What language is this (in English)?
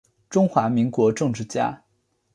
Chinese